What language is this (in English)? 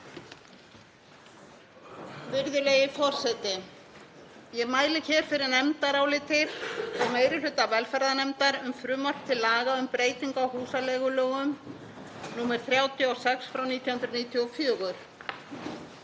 Icelandic